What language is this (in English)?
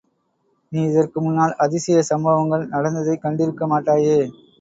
Tamil